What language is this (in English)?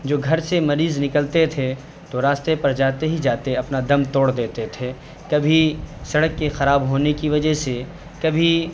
Urdu